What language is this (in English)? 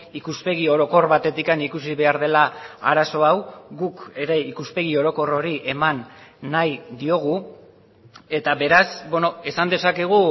Basque